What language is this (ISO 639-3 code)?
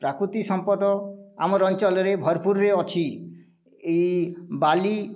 ori